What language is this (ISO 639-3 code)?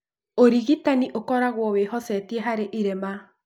kik